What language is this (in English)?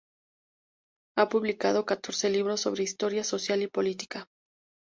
Spanish